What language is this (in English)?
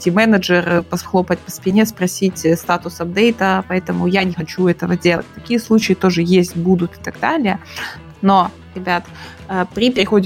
Russian